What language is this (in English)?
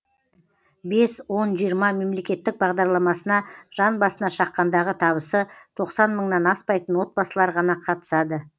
Kazakh